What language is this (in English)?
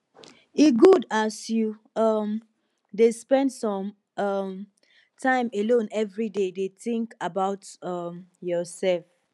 Nigerian Pidgin